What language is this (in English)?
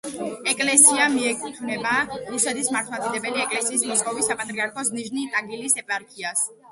Georgian